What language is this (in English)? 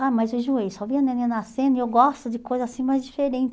Portuguese